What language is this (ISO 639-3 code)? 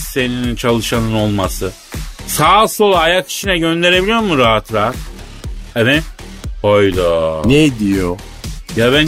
tur